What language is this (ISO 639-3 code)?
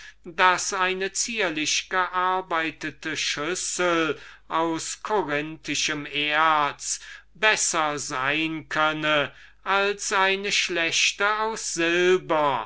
deu